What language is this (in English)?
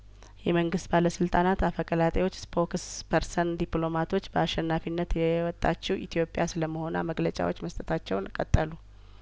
Amharic